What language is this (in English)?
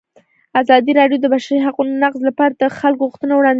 Pashto